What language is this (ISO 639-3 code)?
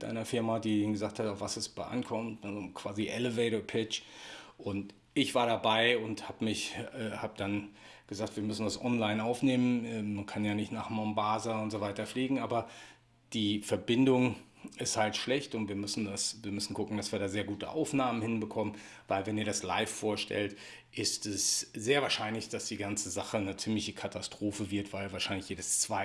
deu